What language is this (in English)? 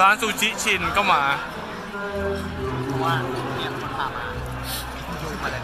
Thai